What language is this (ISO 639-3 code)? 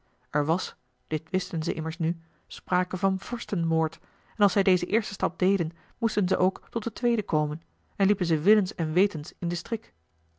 nld